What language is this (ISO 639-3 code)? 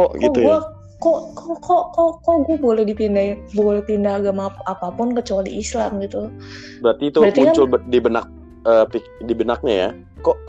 ind